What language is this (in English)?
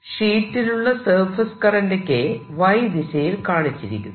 Malayalam